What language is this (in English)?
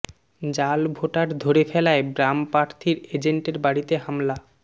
Bangla